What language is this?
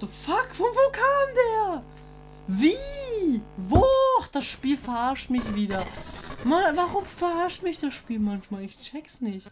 German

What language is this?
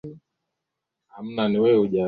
Swahili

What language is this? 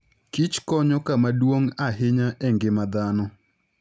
Luo (Kenya and Tanzania)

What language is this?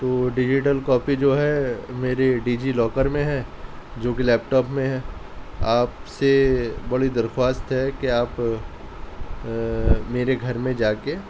Urdu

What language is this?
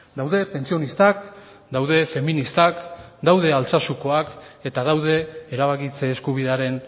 Basque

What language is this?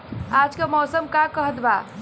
Bhojpuri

